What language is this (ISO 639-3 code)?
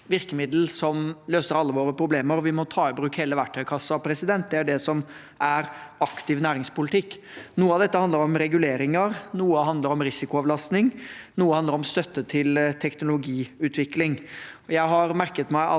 nor